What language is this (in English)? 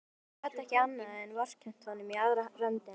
Icelandic